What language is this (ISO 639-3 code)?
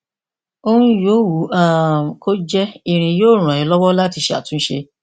yor